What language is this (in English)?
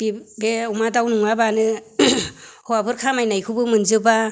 Bodo